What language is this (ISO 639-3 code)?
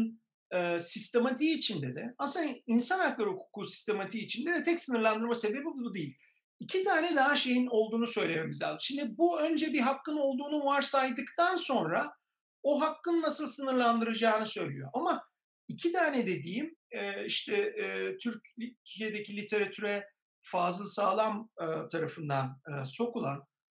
tur